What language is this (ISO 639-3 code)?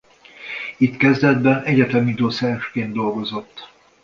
hun